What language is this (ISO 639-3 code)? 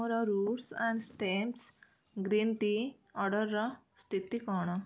ori